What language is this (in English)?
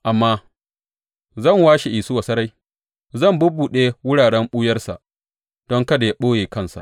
Hausa